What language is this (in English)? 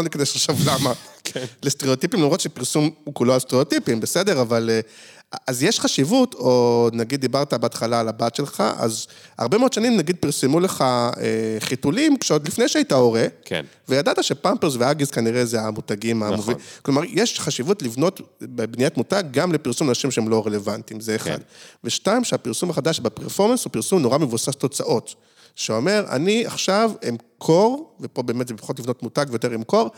Hebrew